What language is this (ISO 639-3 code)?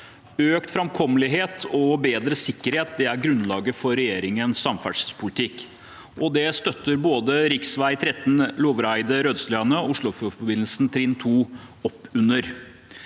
nor